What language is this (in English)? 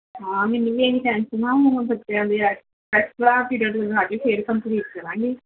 Punjabi